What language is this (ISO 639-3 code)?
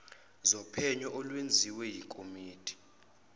zul